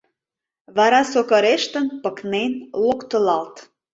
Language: Mari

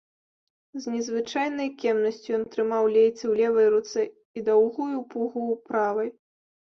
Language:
Belarusian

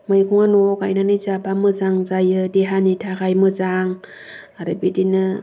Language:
Bodo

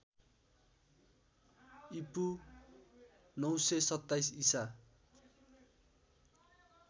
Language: Nepali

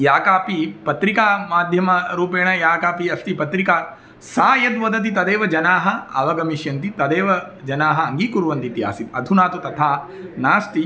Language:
Sanskrit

